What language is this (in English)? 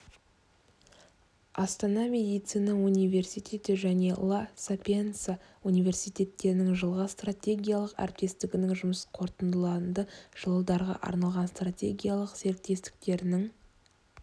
Kazakh